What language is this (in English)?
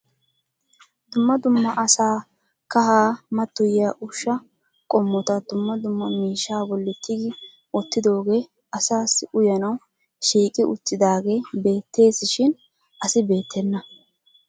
Wolaytta